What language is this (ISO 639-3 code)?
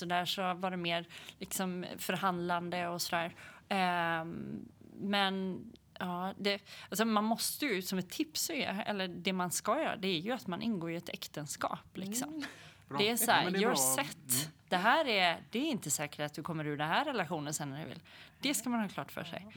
swe